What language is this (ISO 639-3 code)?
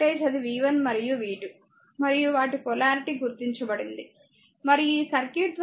tel